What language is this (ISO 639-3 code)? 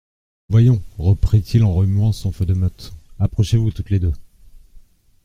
fra